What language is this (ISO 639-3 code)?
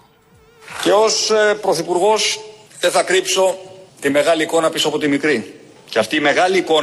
ell